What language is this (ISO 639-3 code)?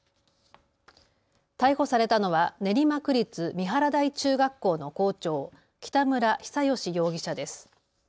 jpn